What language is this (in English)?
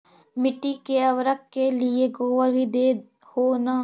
Magahi